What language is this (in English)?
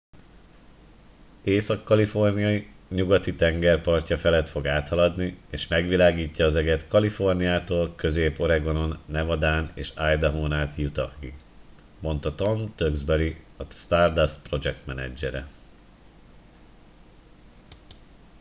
Hungarian